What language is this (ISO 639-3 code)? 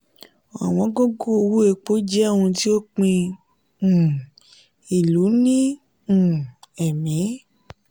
yor